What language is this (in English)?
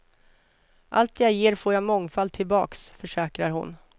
Swedish